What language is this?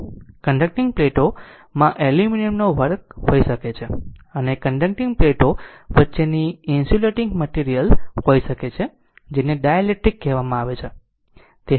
Gujarati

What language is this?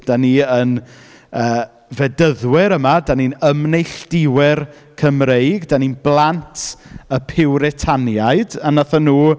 Welsh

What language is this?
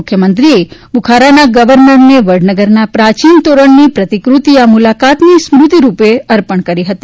Gujarati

